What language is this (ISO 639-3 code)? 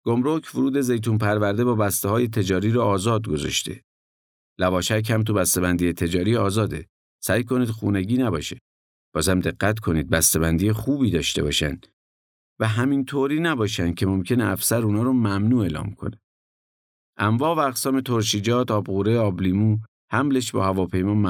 fas